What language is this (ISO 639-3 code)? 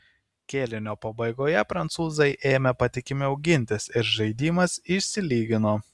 lit